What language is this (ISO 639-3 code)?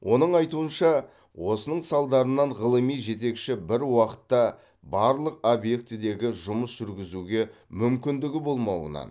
kaz